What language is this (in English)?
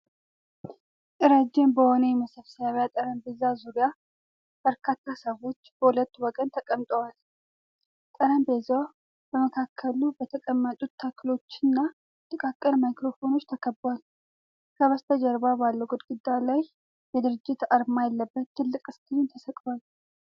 Amharic